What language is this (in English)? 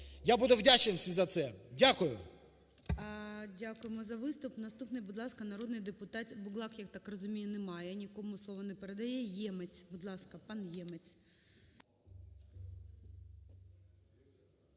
Ukrainian